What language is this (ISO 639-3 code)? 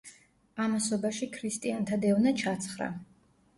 kat